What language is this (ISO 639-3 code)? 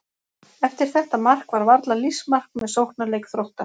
isl